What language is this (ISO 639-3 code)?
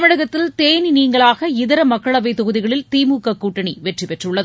tam